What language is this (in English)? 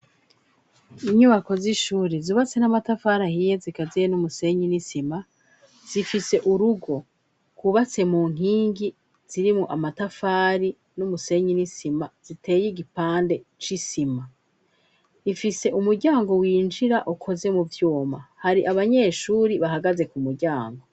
Rundi